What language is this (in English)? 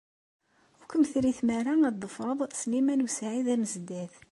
Kabyle